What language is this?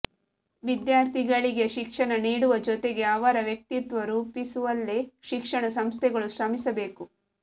Kannada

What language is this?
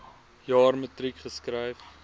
Afrikaans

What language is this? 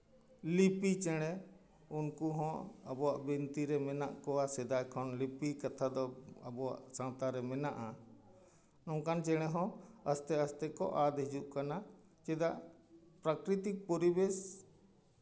Santali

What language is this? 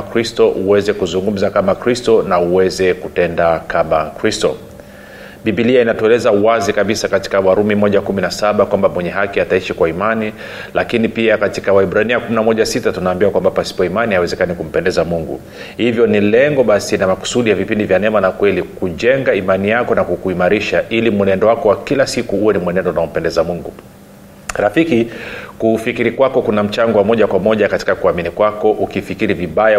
Swahili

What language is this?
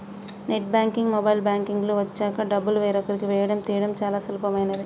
Telugu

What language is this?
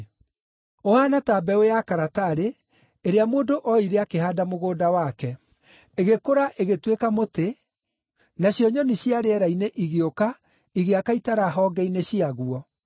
Kikuyu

